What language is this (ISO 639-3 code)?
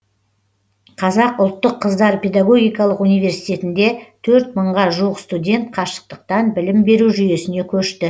kaz